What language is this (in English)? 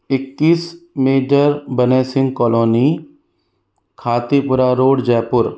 Hindi